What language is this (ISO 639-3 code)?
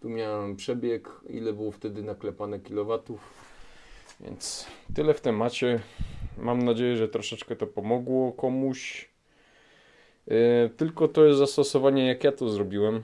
pol